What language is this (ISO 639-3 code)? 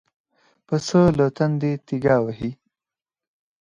pus